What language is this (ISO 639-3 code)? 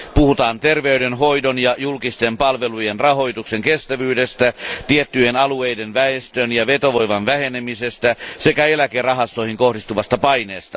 fin